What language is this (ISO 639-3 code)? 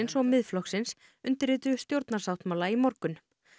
isl